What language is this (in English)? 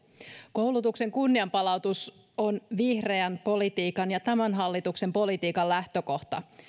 Finnish